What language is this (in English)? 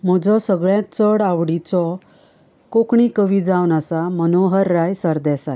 Konkani